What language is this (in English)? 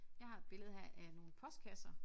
Danish